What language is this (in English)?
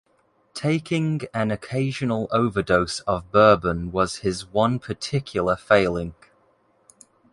English